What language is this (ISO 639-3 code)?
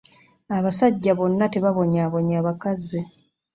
lug